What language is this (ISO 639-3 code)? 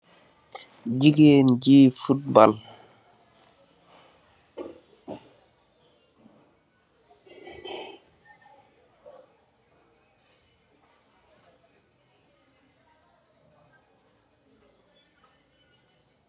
wol